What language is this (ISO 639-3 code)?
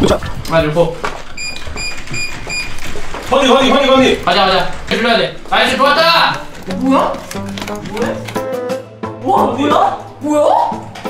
kor